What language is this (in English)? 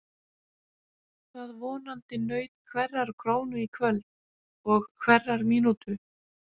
Icelandic